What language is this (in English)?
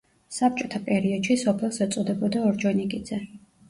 Georgian